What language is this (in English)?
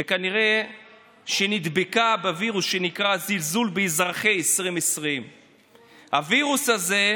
Hebrew